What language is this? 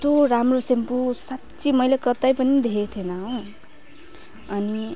Nepali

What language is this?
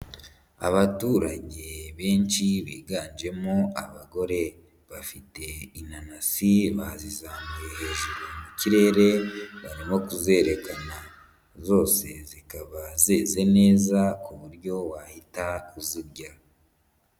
Kinyarwanda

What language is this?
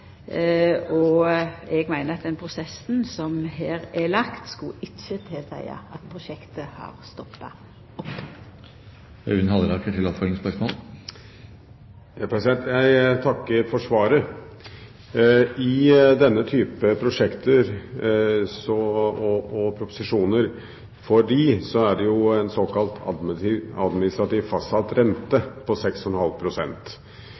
Norwegian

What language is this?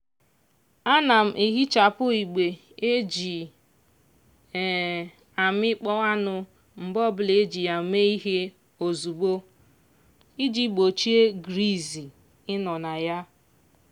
Igbo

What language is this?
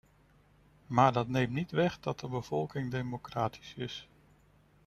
Dutch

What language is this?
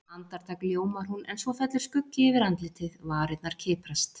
Icelandic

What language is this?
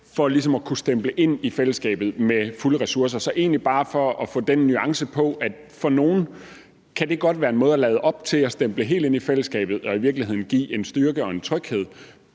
Danish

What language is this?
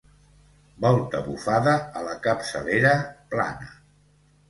Catalan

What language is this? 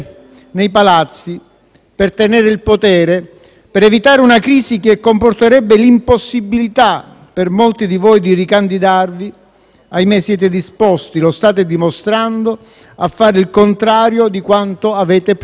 Italian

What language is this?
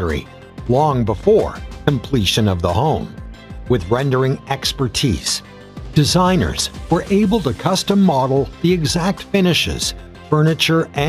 English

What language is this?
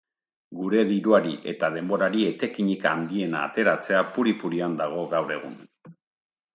Basque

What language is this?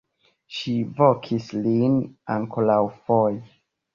Esperanto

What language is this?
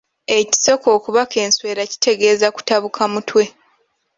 Ganda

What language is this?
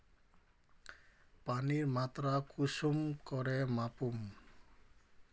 Magahi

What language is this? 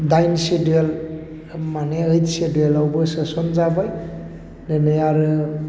Bodo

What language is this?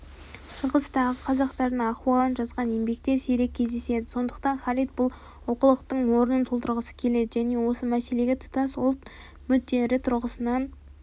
Kazakh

